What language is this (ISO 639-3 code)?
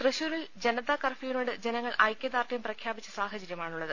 mal